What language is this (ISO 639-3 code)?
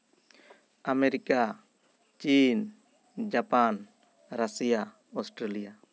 sat